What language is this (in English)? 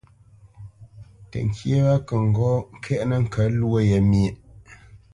Bamenyam